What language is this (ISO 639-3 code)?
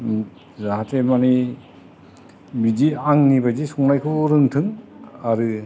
brx